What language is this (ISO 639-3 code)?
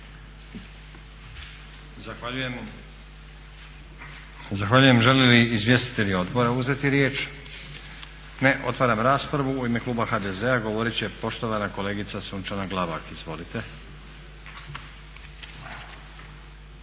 hrv